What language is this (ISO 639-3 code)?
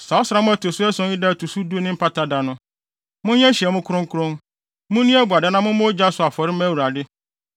aka